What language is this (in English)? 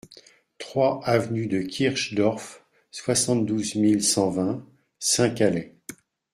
French